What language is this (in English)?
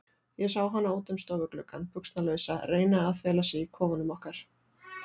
Icelandic